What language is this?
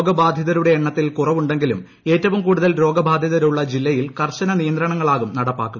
Malayalam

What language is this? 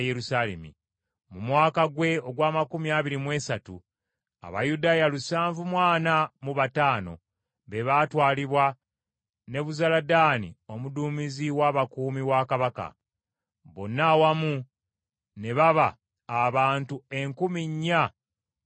Ganda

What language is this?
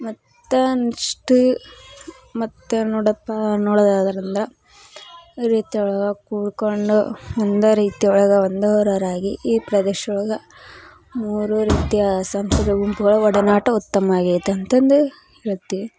Kannada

